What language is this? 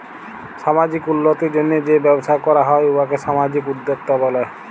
Bangla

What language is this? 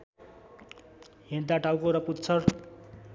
Nepali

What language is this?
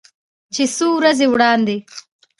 Pashto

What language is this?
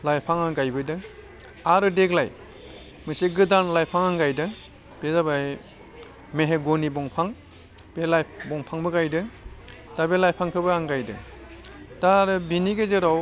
Bodo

